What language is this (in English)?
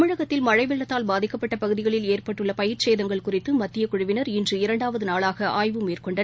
Tamil